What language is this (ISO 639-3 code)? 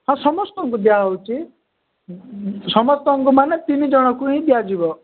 ori